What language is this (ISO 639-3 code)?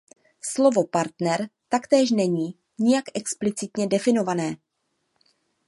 ces